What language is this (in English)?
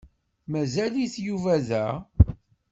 Kabyle